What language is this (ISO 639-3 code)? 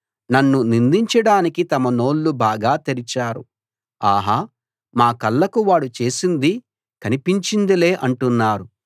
tel